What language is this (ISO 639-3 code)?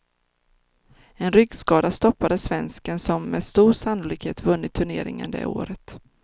swe